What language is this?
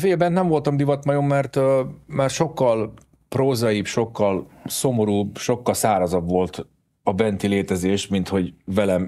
Hungarian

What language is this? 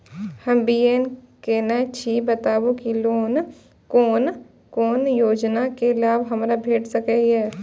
Maithili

